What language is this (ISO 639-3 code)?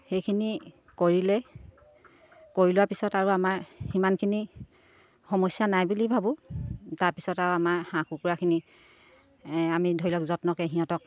asm